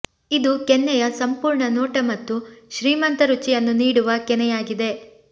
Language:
Kannada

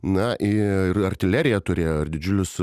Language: Lithuanian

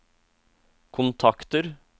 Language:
Norwegian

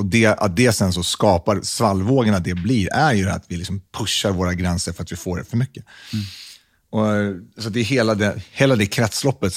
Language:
Swedish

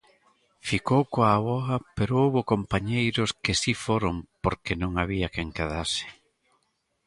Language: Galician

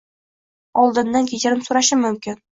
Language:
Uzbek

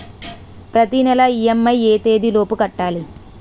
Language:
Telugu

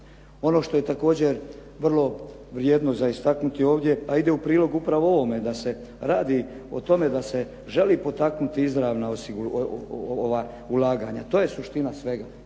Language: Croatian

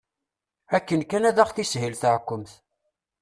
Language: Kabyle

